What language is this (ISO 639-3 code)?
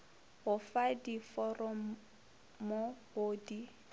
nso